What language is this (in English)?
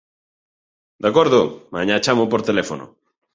Galician